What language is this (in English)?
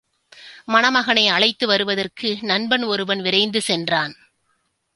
Tamil